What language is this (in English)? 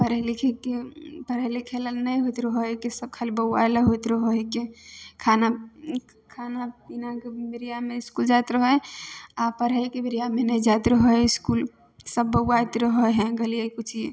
Maithili